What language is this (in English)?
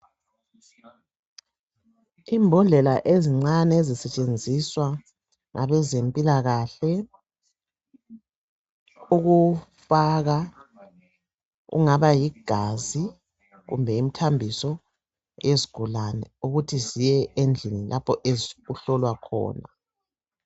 North Ndebele